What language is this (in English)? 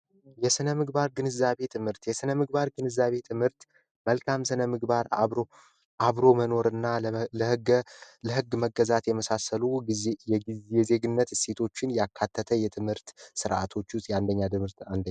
Amharic